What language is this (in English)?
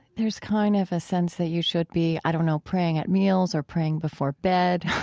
English